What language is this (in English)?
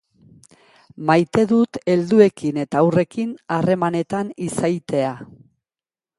Basque